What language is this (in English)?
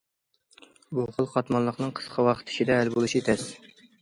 Uyghur